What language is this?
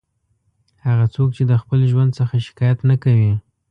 Pashto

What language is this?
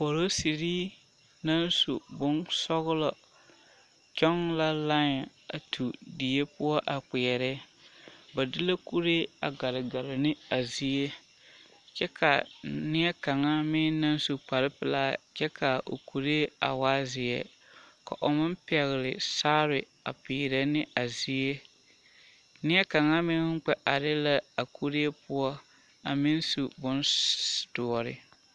Southern Dagaare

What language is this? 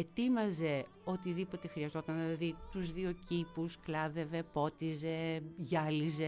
Greek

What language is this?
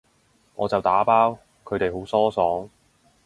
Cantonese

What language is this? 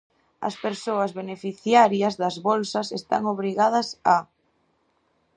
Galician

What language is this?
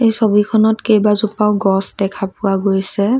Assamese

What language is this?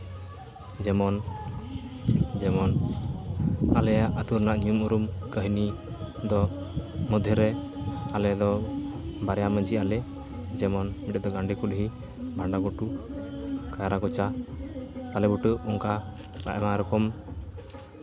Santali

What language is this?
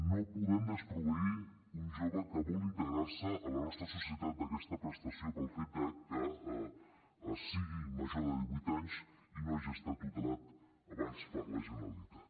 Catalan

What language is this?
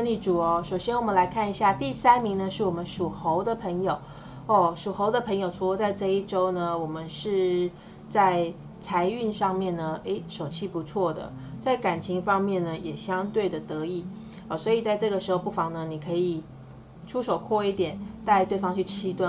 Chinese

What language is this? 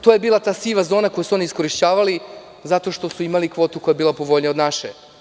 Serbian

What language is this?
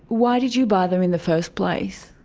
English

